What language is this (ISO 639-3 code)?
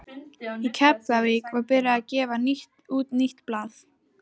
isl